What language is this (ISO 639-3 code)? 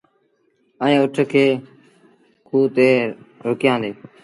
sbn